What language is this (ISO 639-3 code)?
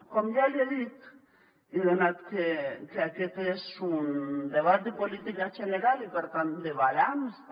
cat